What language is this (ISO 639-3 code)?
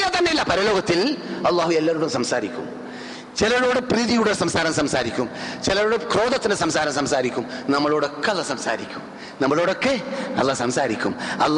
mal